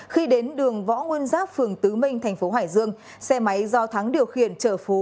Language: Vietnamese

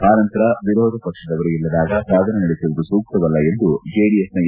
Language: Kannada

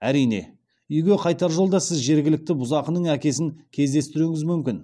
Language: Kazakh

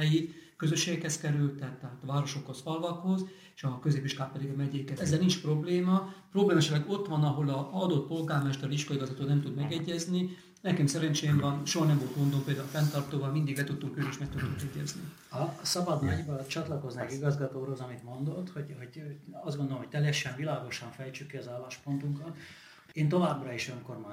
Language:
Hungarian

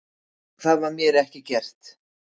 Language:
Icelandic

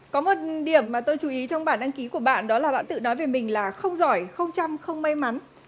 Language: Vietnamese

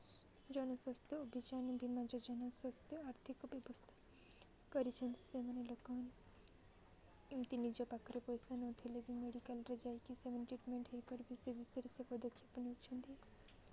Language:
Odia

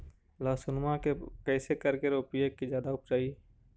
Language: Magahi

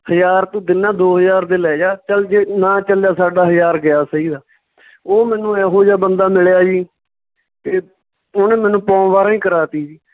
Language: Punjabi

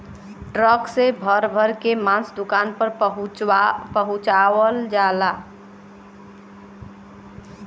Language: Bhojpuri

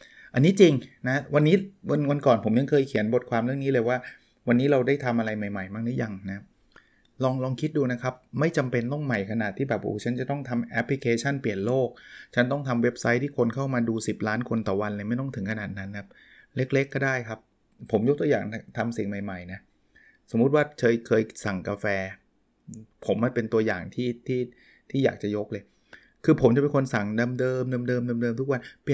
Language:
Thai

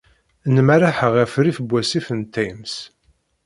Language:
Kabyle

